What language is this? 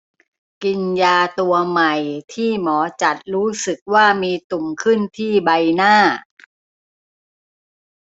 Thai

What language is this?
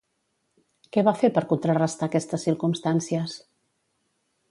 Catalan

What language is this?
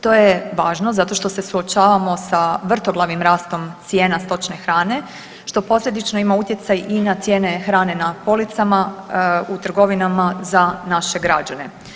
Croatian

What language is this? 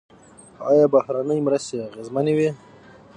Pashto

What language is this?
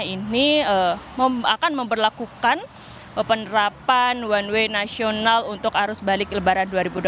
Indonesian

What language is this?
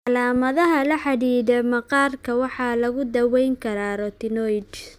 Somali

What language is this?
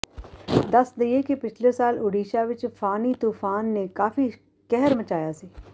Punjabi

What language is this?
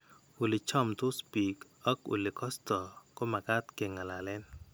Kalenjin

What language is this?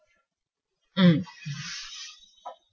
English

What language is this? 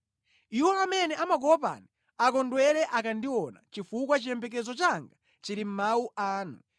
Nyanja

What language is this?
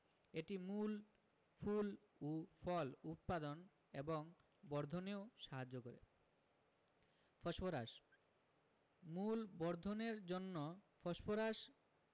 Bangla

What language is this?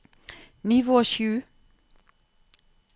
Norwegian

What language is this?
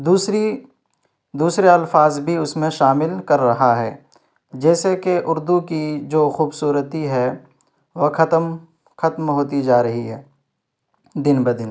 Urdu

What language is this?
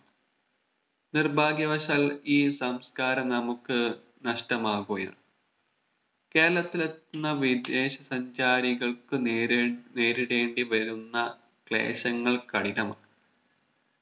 Malayalam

